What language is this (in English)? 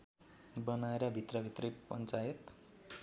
Nepali